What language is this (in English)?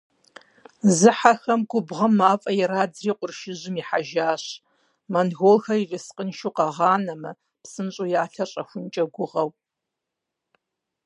Kabardian